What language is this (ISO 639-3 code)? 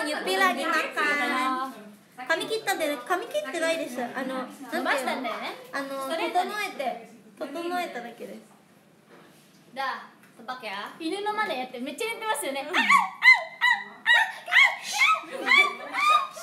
ind